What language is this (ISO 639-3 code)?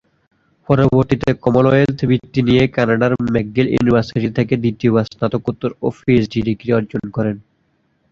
ben